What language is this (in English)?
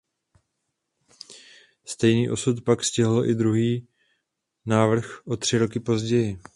Czech